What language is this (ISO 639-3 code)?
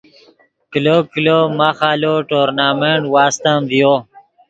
ydg